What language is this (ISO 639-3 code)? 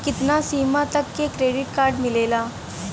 bho